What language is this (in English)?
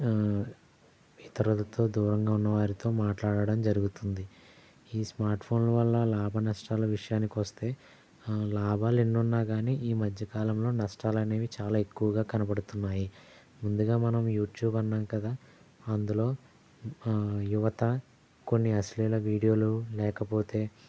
Telugu